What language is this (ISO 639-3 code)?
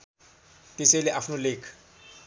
nep